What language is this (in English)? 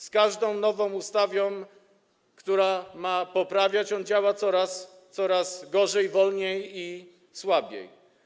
Polish